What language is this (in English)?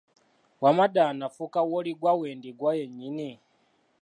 Ganda